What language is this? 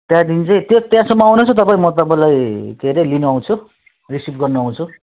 Nepali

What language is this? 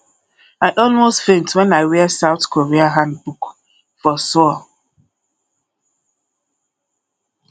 Nigerian Pidgin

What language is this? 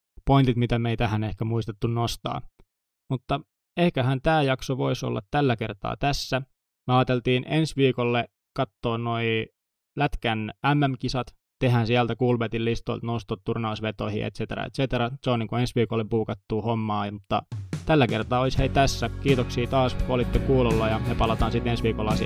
Finnish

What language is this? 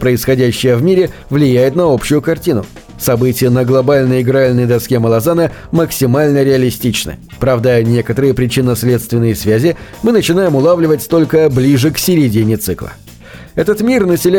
Russian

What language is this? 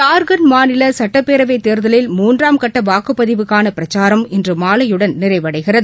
Tamil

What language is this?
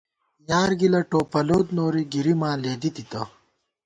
Gawar-Bati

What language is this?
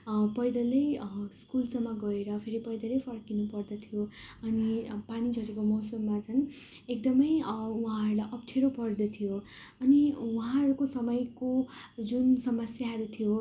Nepali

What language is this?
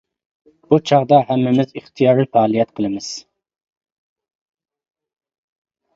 Uyghur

